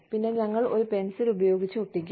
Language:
Malayalam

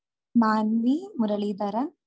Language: Malayalam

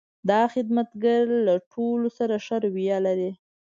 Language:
Pashto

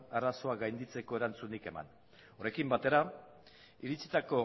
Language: Basque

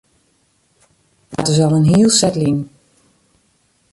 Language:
Western Frisian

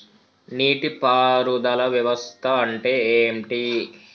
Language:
Telugu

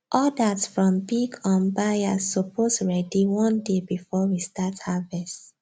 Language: Nigerian Pidgin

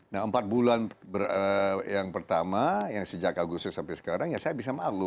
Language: Indonesian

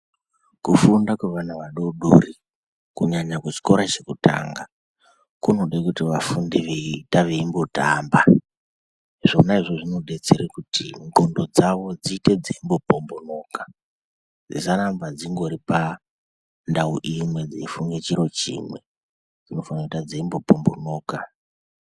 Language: Ndau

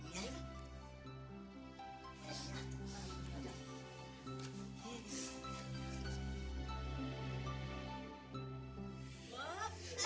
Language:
Indonesian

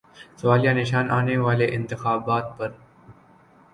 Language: Urdu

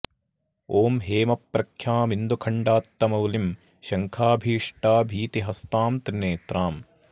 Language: Sanskrit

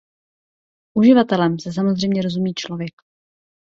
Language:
Czech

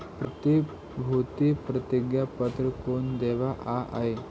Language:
Magahi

